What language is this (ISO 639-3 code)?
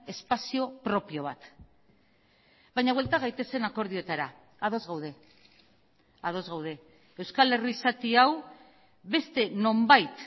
eus